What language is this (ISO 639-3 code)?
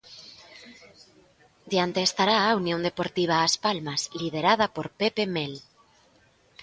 glg